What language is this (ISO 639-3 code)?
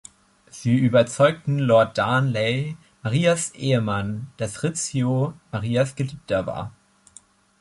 deu